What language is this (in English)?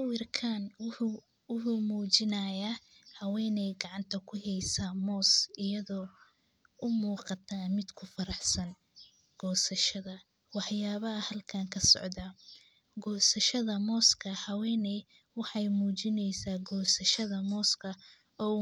Somali